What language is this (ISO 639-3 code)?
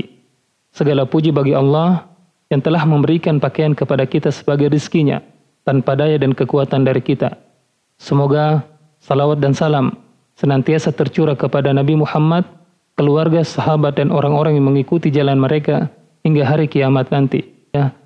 ind